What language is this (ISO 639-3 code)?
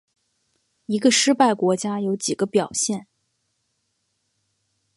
zho